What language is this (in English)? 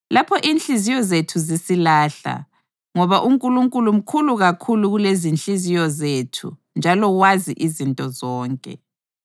North Ndebele